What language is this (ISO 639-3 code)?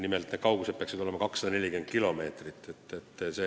est